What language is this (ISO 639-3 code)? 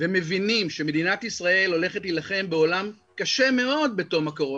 heb